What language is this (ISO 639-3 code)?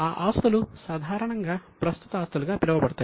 tel